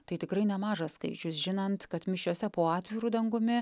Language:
Lithuanian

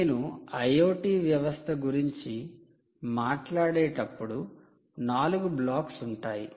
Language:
Telugu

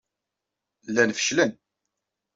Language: Kabyle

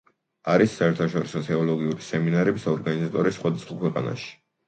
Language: Georgian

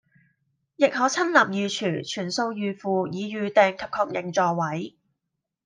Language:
Cantonese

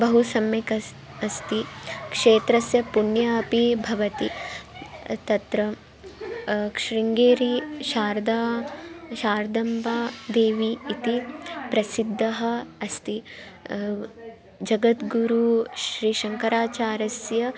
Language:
Sanskrit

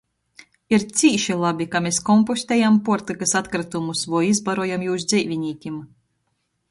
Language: Latgalian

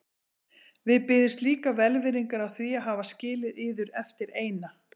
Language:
Icelandic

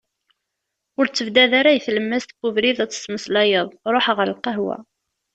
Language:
Kabyle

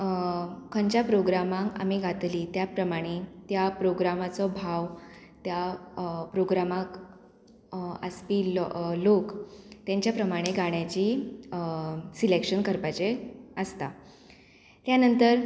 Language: Konkani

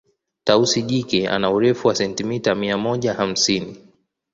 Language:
Swahili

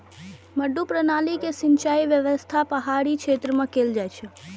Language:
Maithili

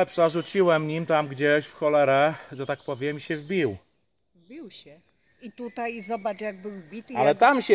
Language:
Polish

